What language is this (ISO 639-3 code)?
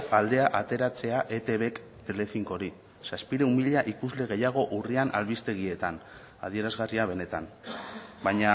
eus